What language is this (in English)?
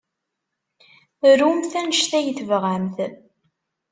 Kabyle